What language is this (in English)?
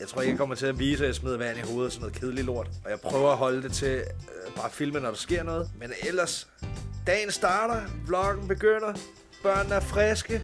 Danish